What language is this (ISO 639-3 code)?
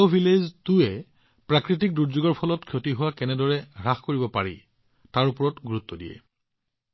asm